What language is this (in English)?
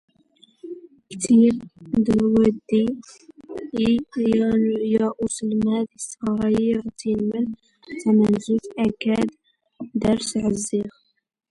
Standard Moroccan Tamazight